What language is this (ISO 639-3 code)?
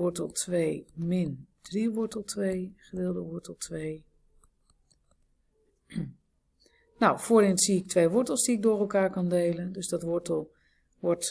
nld